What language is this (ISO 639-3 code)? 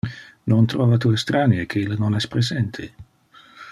ina